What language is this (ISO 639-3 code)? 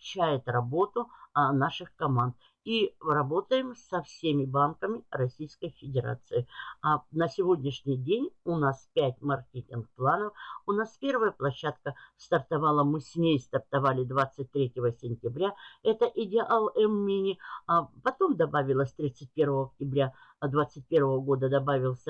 rus